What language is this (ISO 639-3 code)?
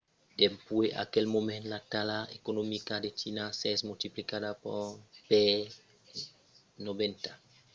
oci